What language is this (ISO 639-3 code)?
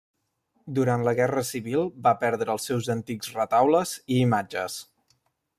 cat